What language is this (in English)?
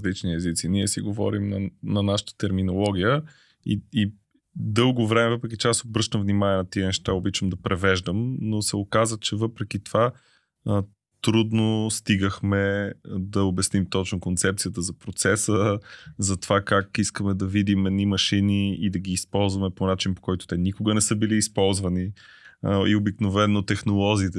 Bulgarian